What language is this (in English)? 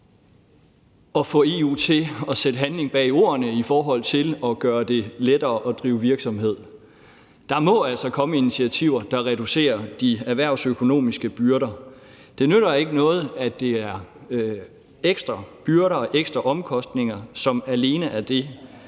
Danish